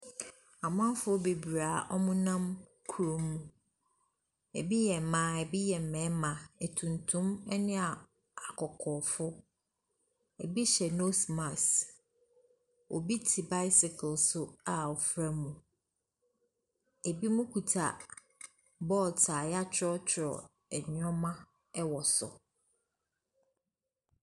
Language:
Akan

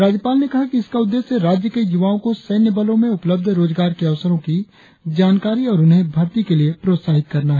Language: Hindi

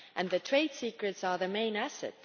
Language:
English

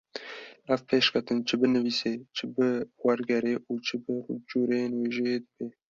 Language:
Kurdish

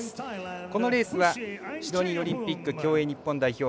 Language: Japanese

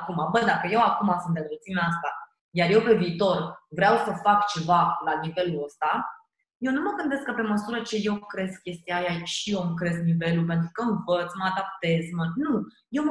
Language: Romanian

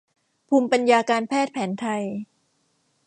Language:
Thai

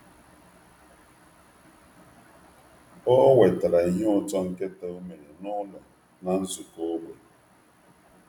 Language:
Igbo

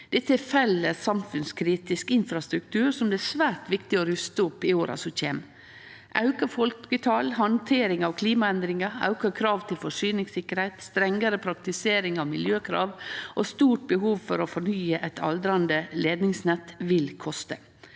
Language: Norwegian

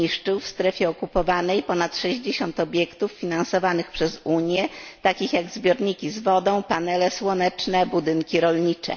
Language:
Polish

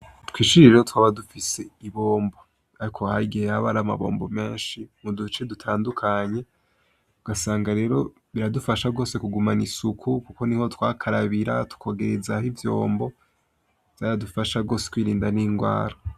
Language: Rundi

